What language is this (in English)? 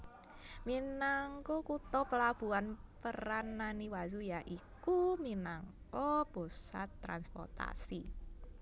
Javanese